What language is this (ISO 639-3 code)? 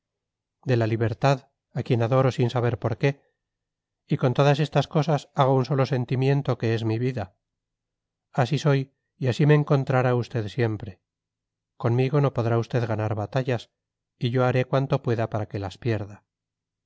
spa